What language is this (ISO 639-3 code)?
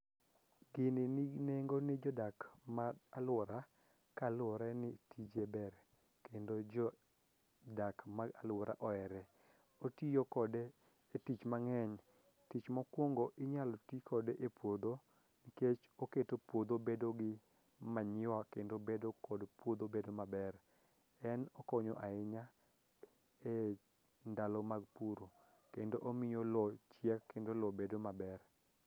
luo